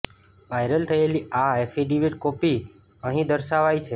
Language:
Gujarati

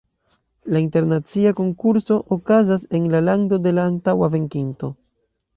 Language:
Esperanto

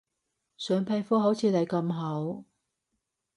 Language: Cantonese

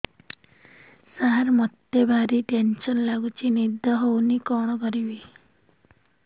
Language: Odia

